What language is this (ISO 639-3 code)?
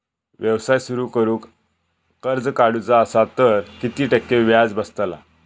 mar